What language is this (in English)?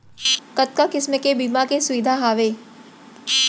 Chhattisgarhi